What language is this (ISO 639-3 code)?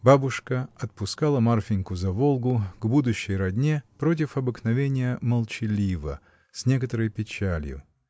rus